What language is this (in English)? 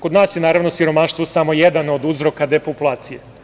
Serbian